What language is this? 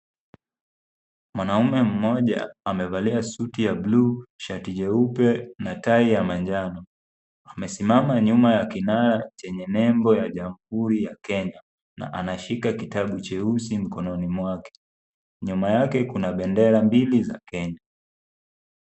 Swahili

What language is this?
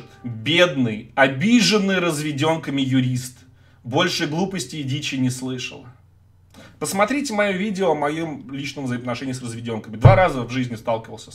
Russian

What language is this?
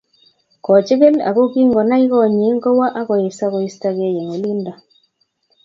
Kalenjin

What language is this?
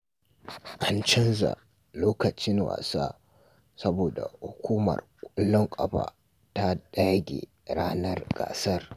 Hausa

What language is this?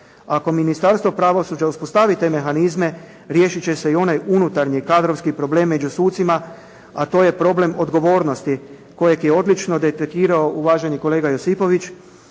Croatian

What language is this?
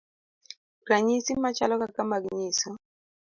Luo (Kenya and Tanzania)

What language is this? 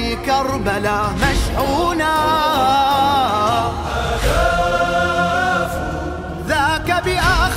Arabic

